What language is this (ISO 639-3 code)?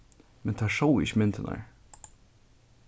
fao